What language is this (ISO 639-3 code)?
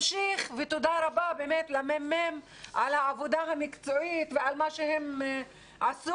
heb